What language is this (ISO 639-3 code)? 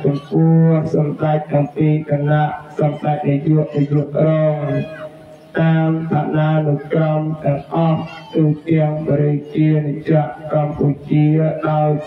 tha